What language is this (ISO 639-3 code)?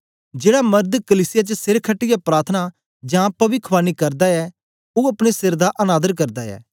doi